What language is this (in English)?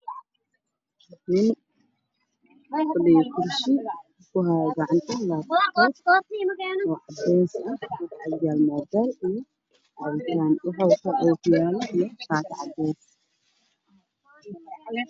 Somali